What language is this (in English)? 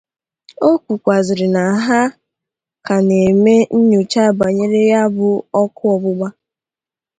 Igbo